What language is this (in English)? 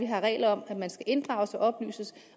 Danish